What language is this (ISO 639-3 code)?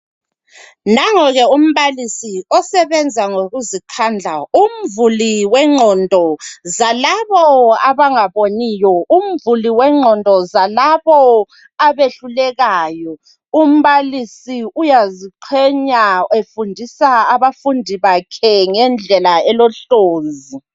nde